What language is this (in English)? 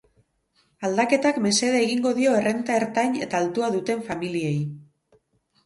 Basque